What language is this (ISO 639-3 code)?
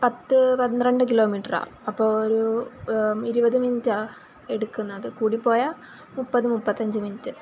mal